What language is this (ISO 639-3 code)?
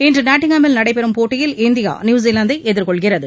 tam